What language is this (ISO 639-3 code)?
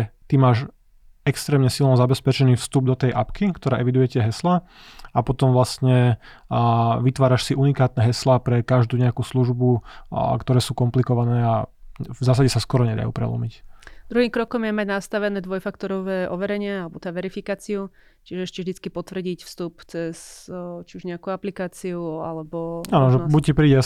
slk